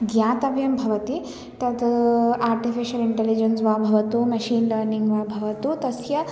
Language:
Sanskrit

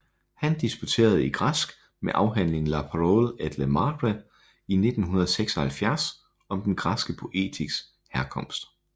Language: Danish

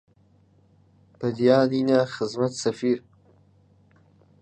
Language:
Central Kurdish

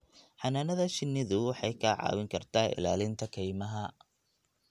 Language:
Somali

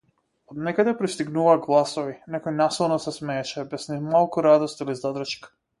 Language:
Macedonian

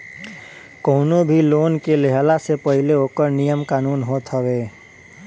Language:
Bhojpuri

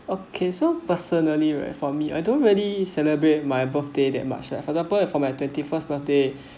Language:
English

